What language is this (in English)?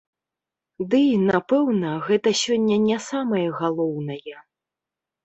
Belarusian